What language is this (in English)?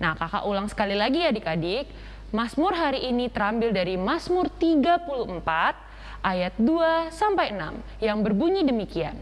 Indonesian